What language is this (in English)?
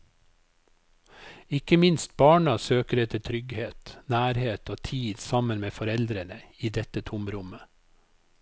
Norwegian